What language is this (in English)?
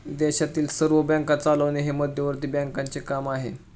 Marathi